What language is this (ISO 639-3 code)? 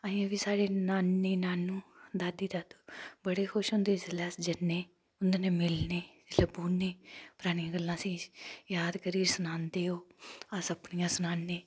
doi